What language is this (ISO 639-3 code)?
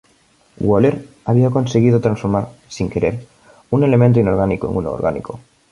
spa